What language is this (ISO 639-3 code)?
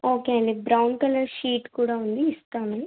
tel